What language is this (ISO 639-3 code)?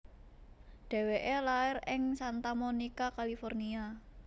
jav